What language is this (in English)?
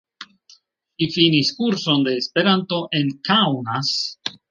Esperanto